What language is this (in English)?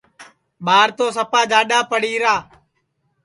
Sansi